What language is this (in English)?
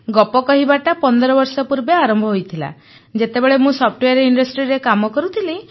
Odia